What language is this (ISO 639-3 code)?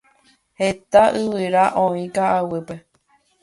grn